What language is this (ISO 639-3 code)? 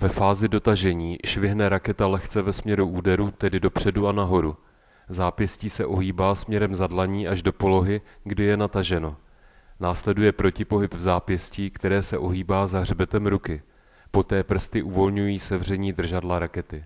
ces